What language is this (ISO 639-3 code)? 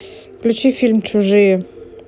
rus